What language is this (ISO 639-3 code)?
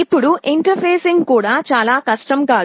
tel